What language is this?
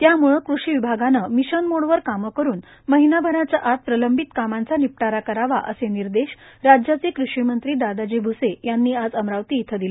Marathi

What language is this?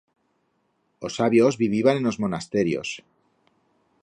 Aragonese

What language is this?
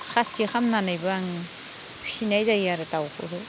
Bodo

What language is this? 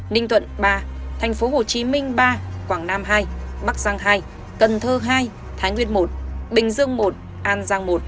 Vietnamese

